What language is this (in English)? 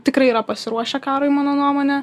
Lithuanian